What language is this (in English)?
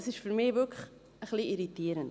Swiss German